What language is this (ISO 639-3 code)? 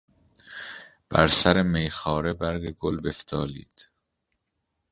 fas